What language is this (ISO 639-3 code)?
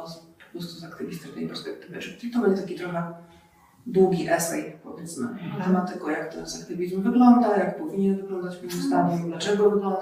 pol